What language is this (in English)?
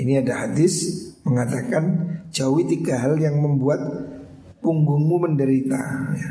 Indonesian